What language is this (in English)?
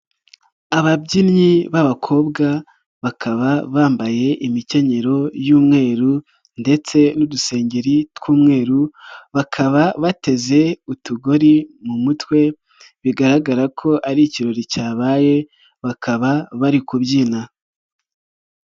Kinyarwanda